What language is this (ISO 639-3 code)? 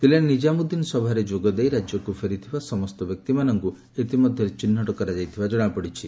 ori